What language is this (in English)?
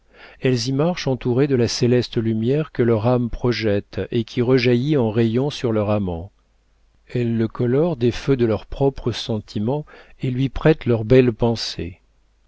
French